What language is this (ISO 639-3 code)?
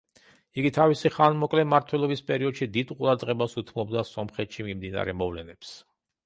kat